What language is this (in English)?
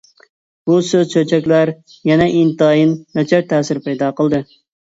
Uyghur